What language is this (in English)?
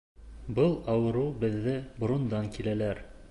Bashkir